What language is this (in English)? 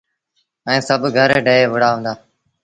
Sindhi Bhil